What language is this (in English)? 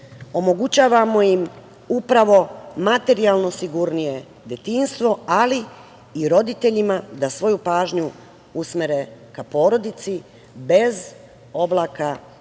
Serbian